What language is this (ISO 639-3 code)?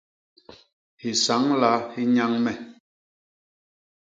bas